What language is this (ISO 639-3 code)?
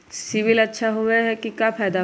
mag